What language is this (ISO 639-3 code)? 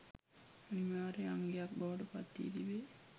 sin